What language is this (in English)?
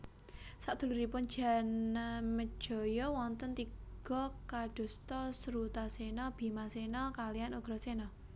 Javanese